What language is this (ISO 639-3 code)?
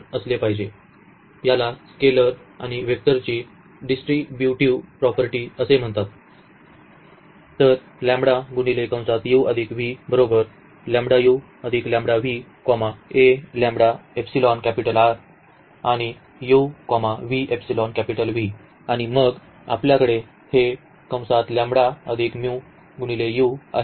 mar